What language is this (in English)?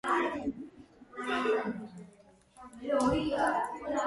Georgian